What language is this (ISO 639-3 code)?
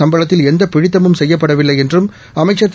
tam